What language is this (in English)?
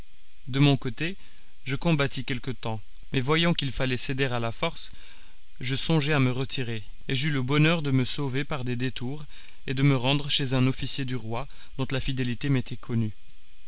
French